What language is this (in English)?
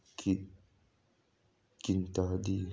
Manipuri